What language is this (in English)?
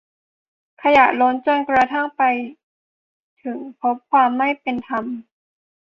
Thai